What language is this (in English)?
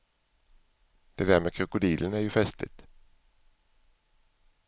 Swedish